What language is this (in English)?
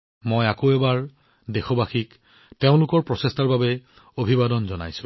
Assamese